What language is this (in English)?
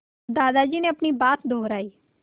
Hindi